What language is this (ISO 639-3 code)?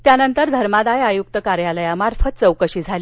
mar